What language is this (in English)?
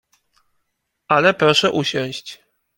Polish